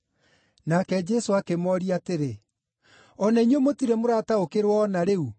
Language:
Kikuyu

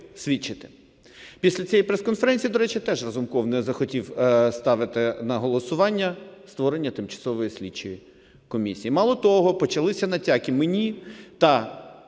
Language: Ukrainian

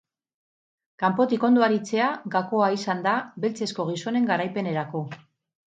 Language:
Basque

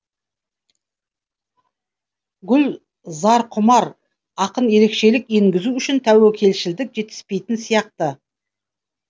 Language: Kazakh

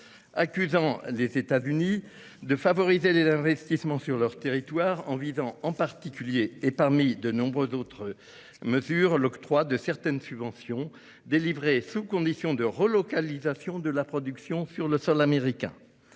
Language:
French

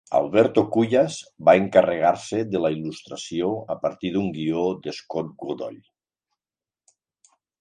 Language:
Catalan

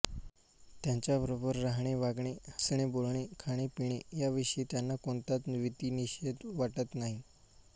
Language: Marathi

